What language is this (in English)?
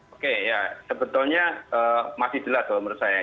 Indonesian